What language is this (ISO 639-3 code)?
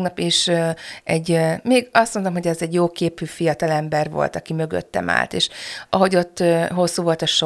hun